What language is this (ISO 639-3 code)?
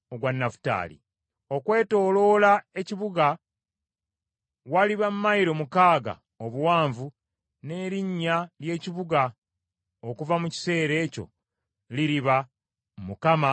lug